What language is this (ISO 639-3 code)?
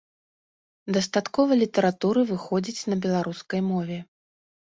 bel